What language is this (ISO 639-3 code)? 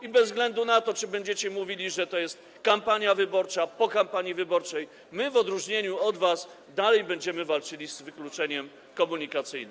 pol